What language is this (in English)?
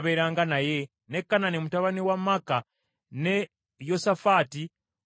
Ganda